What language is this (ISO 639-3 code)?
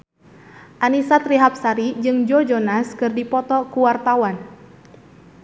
sun